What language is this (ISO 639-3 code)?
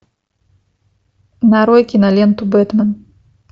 rus